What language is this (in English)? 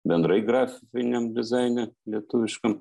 Lithuanian